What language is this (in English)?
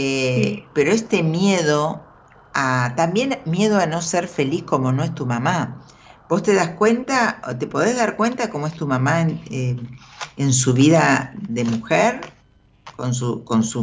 Spanish